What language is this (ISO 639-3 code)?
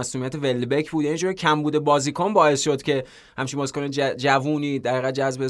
fas